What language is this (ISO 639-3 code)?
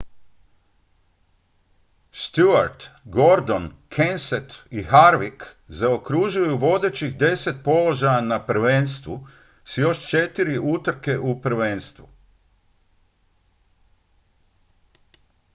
hrv